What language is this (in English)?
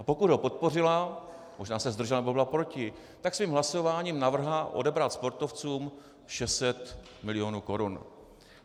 Czech